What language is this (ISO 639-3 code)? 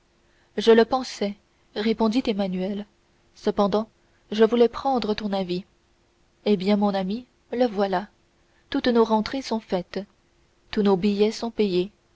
fra